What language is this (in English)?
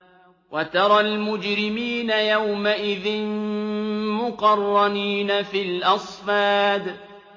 Arabic